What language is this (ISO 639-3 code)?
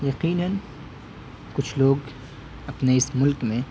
urd